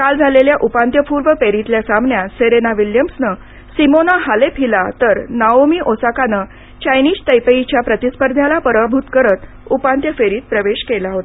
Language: Marathi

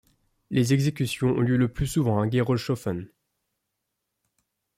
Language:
French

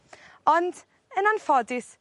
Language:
Welsh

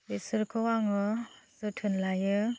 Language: Bodo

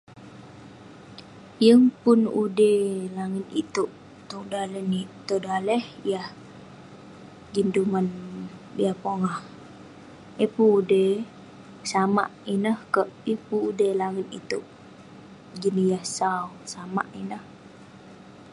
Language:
Western Penan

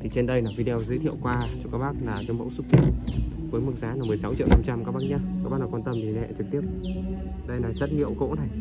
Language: Vietnamese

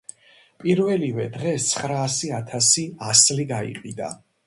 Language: Georgian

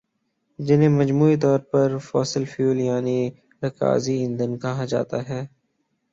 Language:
Urdu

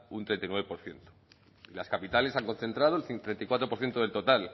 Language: Spanish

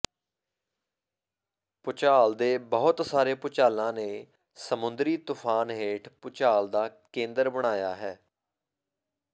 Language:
Punjabi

